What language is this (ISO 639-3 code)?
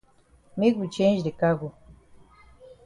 wes